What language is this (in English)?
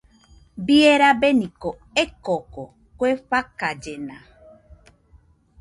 Nüpode Huitoto